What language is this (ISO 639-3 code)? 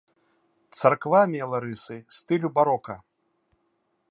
bel